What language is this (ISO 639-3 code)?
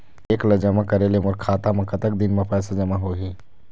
hne